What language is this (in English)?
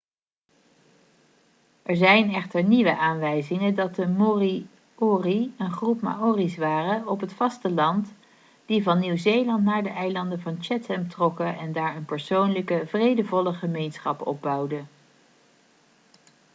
Dutch